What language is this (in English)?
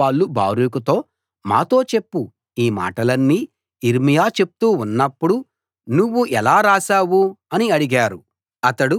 Telugu